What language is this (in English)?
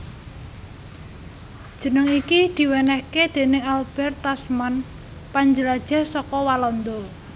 Javanese